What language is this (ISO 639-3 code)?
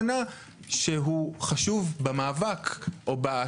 heb